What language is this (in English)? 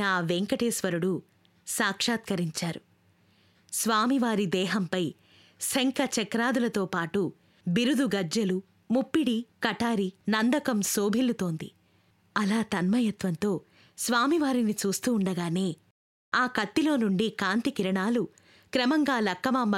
Telugu